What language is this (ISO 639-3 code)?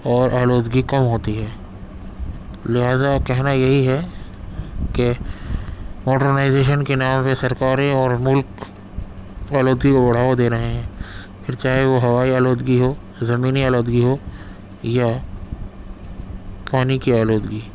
urd